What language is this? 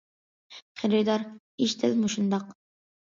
Uyghur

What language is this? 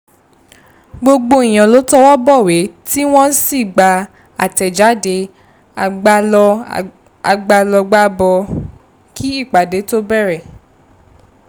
Yoruba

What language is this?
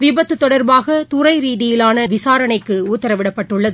Tamil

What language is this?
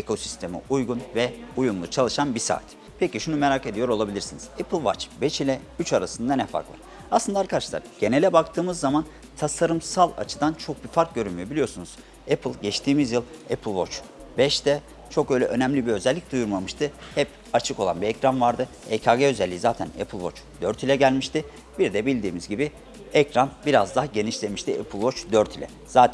Turkish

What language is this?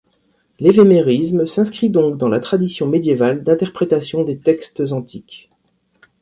French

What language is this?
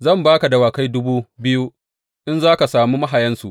Hausa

